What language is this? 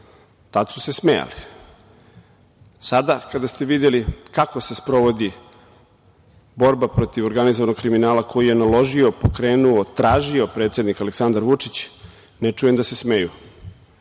Serbian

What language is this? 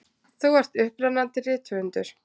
Icelandic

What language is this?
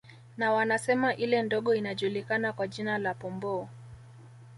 Swahili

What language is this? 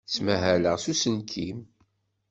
Kabyle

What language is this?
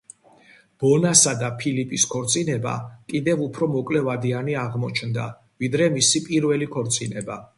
Georgian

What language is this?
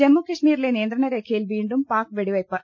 Malayalam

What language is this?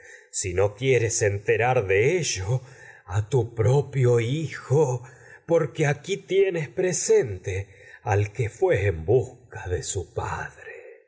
Spanish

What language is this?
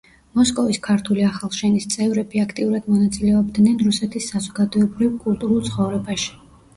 Georgian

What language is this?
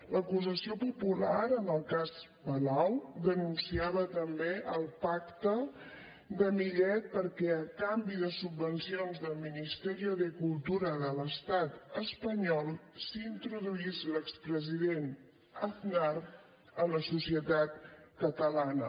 Catalan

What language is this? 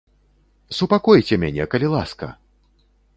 Belarusian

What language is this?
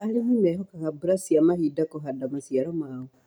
Kikuyu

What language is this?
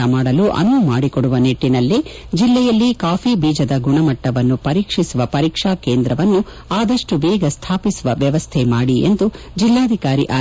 Kannada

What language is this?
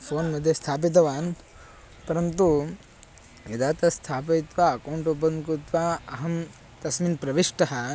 Sanskrit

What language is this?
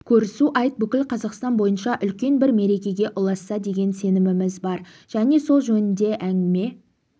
Kazakh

